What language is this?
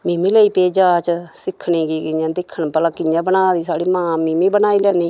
Dogri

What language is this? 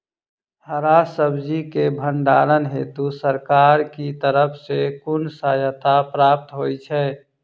Maithili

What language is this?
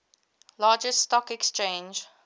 English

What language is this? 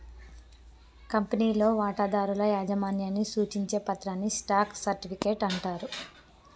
Telugu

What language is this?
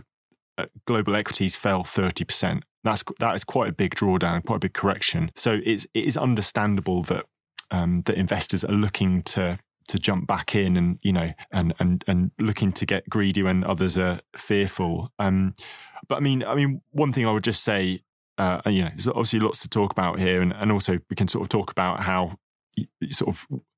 English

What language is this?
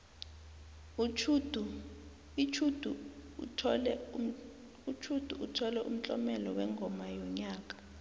South Ndebele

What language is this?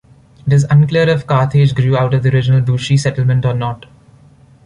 English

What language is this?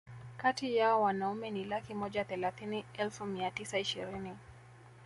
Swahili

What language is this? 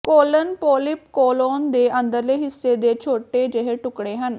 Punjabi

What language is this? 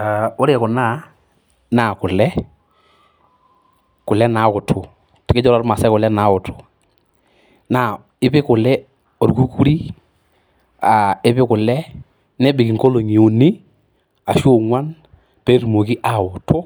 Masai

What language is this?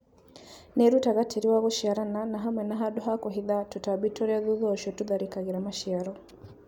Kikuyu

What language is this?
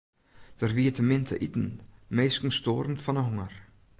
Western Frisian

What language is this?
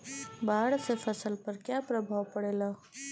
Bhojpuri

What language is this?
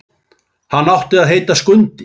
Icelandic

